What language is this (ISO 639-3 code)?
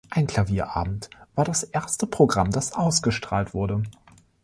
deu